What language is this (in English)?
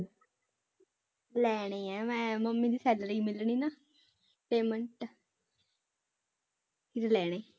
Punjabi